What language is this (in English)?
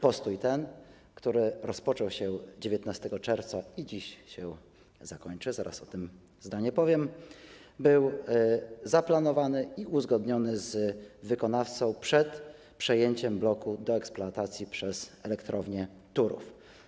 Polish